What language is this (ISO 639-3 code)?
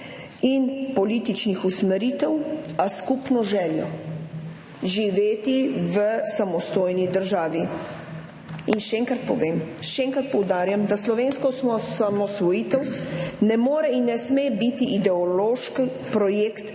slv